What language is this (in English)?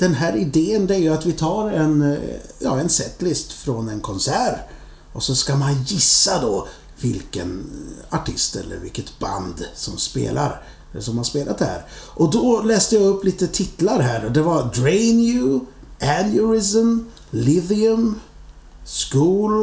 Swedish